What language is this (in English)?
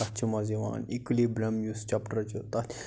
Kashmiri